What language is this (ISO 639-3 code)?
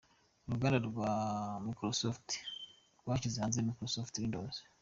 kin